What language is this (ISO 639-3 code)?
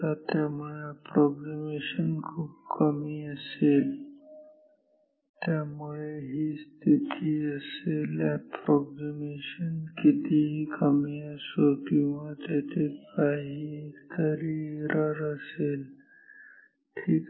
mar